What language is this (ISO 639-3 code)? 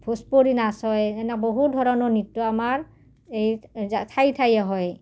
asm